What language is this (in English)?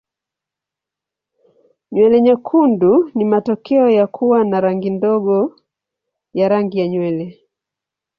Swahili